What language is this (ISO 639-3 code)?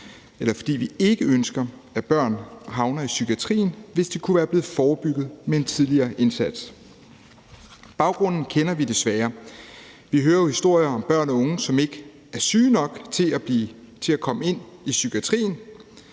dan